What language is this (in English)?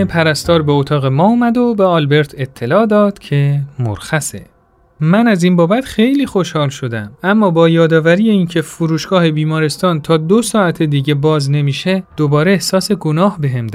Persian